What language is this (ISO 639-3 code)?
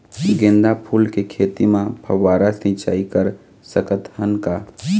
hne